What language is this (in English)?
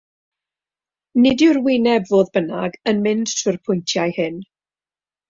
Welsh